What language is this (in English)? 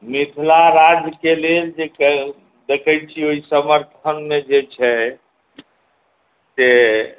Maithili